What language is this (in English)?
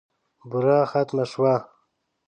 Pashto